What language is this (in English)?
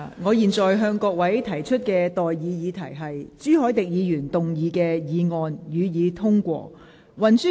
Cantonese